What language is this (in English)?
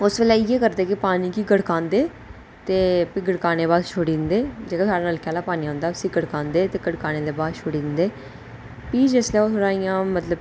Dogri